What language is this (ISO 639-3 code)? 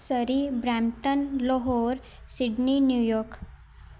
pan